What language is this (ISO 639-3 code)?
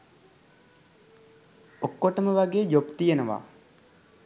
sin